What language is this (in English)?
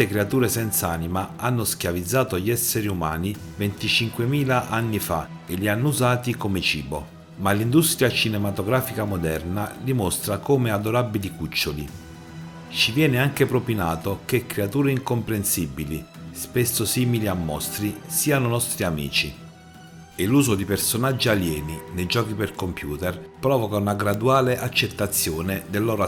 Italian